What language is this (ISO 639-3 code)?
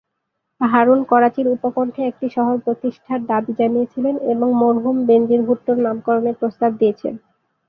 ben